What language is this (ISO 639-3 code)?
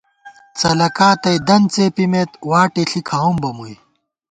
gwt